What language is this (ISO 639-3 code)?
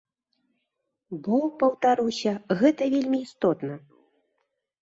bel